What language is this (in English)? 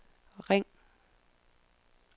Danish